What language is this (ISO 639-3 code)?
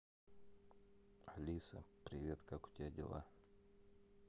rus